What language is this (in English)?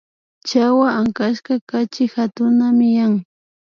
Imbabura Highland Quichua